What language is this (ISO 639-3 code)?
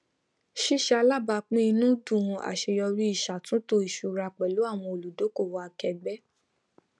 yor